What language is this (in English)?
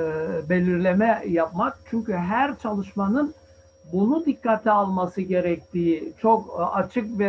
Turkish